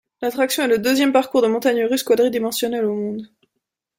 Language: French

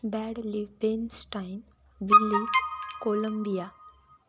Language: Marathi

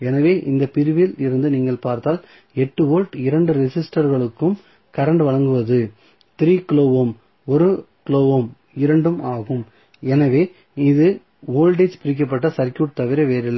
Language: Tamil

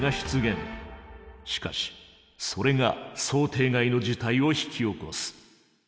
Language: Japanese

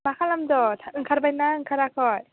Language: Bodo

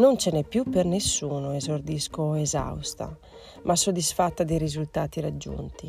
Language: Italian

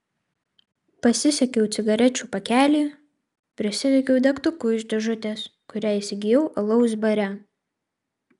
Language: Lithuanian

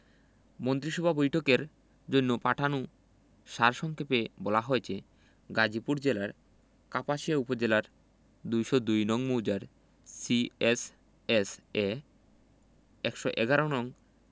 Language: Bangla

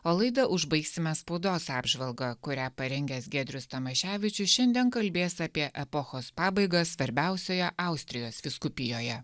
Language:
Lithuanian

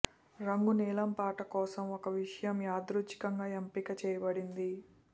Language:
Telugu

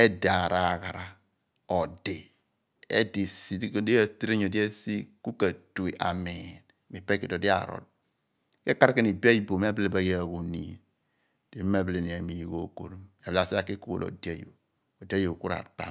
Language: Abua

